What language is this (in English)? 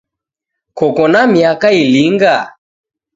Taita